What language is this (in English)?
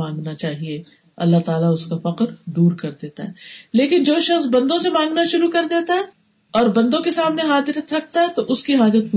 Urdu